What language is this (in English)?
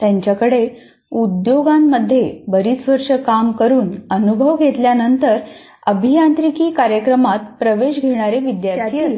Marathi